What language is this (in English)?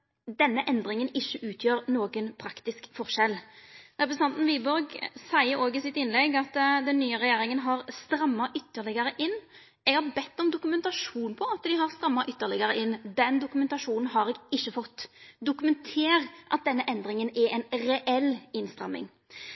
Norwegian Nynorsk